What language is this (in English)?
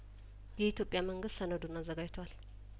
Amharic